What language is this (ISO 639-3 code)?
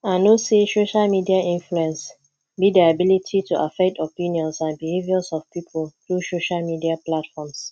pcm